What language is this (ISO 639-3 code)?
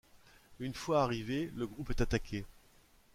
fra